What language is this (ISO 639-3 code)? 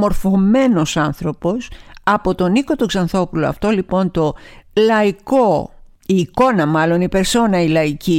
ell